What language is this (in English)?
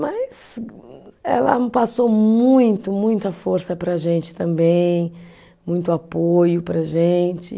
Portuguese